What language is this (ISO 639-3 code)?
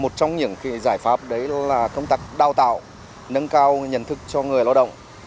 vie